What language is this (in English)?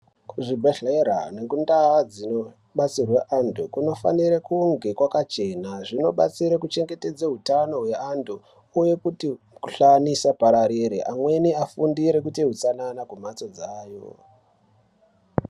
Ndau